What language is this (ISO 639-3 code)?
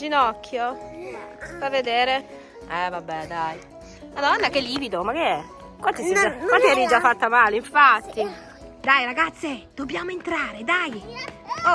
ita